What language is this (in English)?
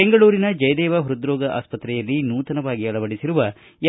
Kannada